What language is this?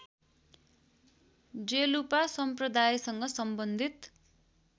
Nepali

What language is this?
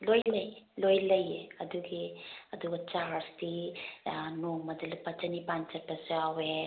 Manipuri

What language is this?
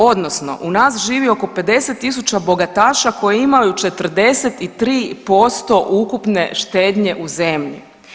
Croatian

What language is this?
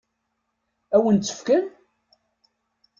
Kabyle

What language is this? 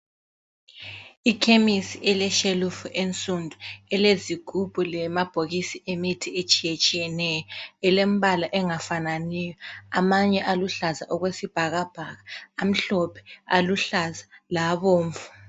North Ndebele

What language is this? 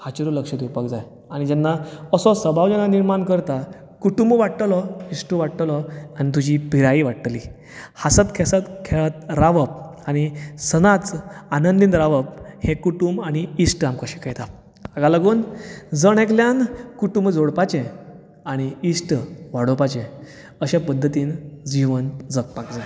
Konkani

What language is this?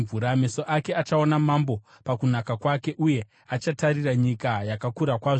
Shona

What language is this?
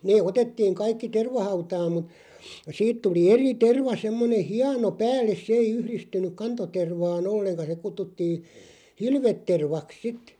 Finnish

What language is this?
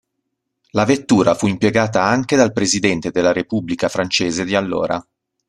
Italian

